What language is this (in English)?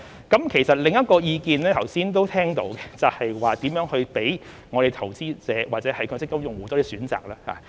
Cantonese